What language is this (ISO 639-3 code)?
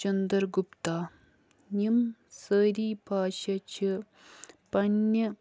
kas